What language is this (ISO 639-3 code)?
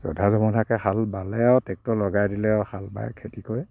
asm